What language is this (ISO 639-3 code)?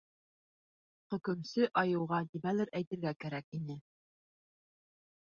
bak